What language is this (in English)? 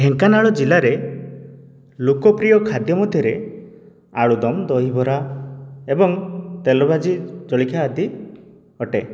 Odia